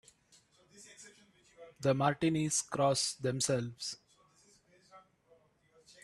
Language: English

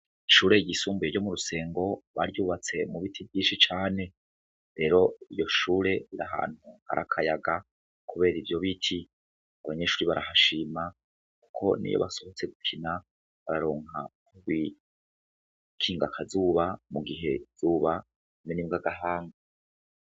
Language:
Rundi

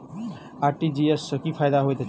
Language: Maithili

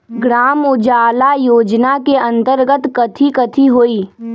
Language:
Magahi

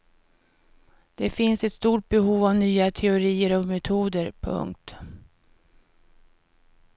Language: Swedish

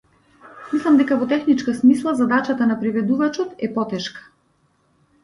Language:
Macedonian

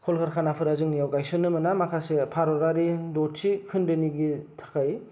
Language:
Bodo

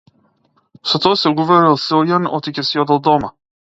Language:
Macedonian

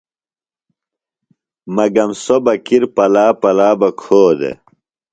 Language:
Phalura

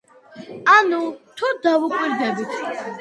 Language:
Georgian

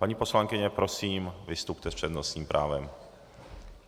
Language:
Czech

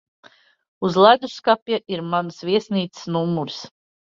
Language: Latvian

